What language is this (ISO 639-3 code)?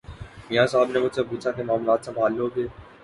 urd